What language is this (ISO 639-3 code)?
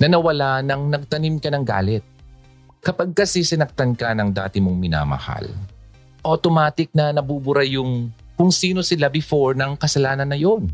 fil